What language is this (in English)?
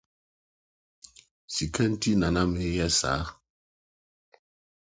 Akan